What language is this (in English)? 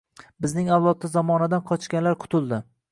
Uzbek